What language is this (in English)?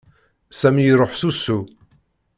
Kabyle